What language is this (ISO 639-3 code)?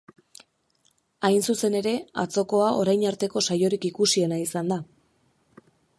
eus